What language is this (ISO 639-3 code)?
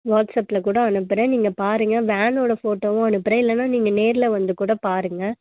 tam